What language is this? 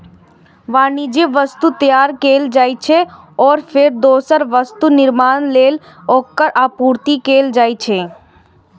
Maithili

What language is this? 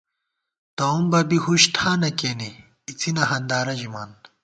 Gawar-Bati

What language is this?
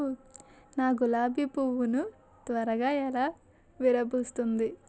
Telugu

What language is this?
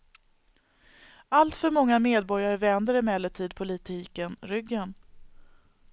Swedish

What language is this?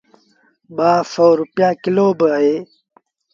Sindhi Bhil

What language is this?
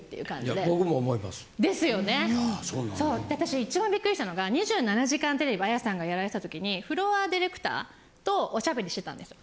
Japanese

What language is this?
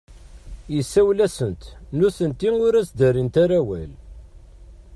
Kabyle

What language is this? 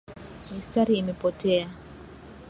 Swahili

